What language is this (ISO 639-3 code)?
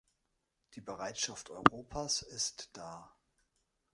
deu